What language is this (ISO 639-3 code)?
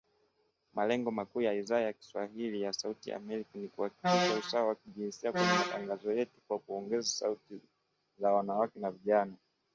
swa